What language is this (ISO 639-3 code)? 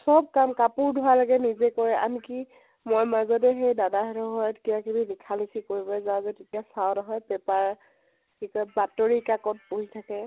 asm